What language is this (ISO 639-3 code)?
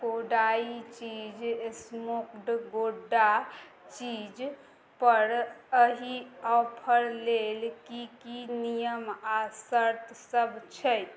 mai